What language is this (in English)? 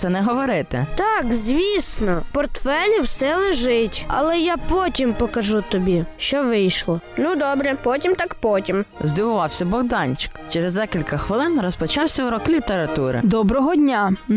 Ukrainian